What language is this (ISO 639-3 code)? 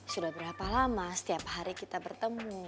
ind